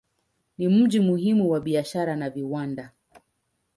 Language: Swahili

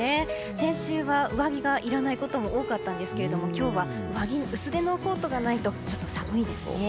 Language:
Japanese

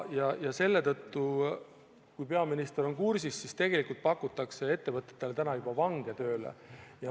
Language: Estonian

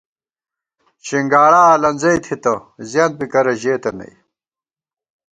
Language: Gawar-Bati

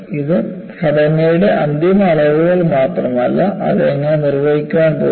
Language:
Malayalam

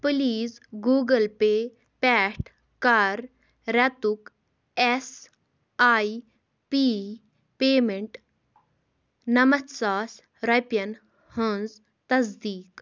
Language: Kashmiri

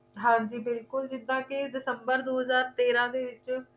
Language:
Punjabi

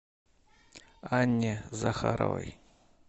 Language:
Russian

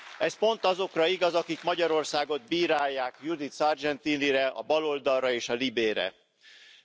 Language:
Hungarian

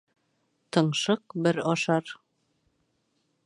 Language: Bashkir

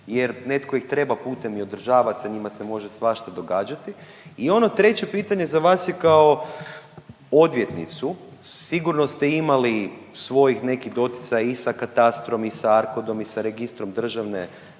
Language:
Croatian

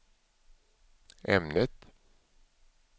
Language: Swedish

